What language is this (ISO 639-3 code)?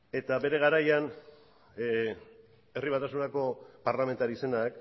eus